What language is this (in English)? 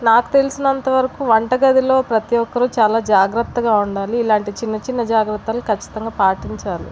Telugu